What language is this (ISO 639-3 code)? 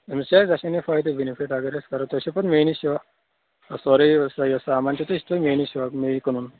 kas